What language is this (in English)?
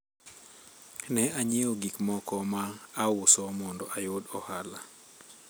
Luo (Kenya and Tanzania)